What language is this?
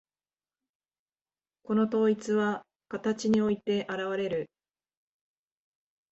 Japanese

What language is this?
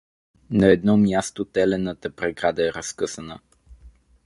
Bulgarian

